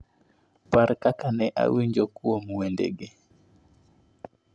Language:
Luo (Kenya and Tanzania)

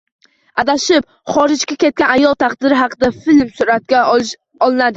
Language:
Uzbek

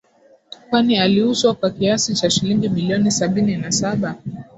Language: Swahili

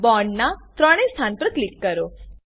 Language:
Gujarati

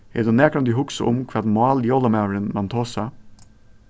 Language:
Faroese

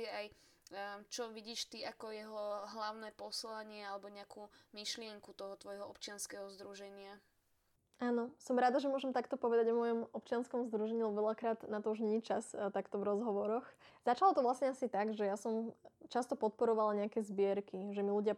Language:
Slovak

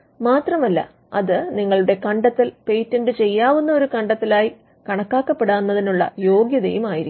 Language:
Malayalam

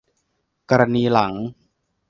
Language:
Thai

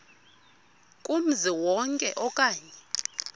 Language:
Xhosa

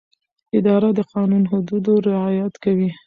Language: Pashto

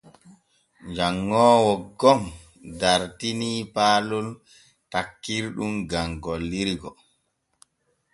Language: Borgu Fulfulde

